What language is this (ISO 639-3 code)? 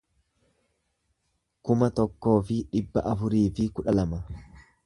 orm